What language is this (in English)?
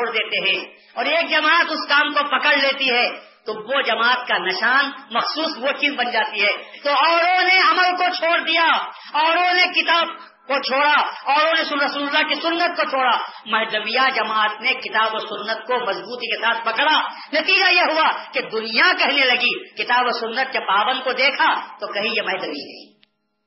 Urdu